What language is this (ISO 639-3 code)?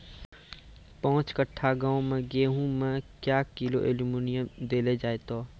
mai